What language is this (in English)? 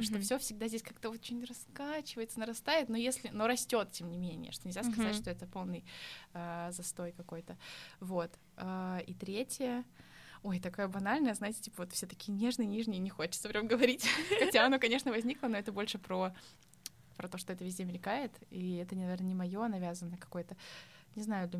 Russian